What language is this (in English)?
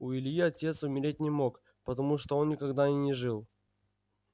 Russian